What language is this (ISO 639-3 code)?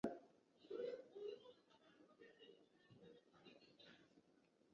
zho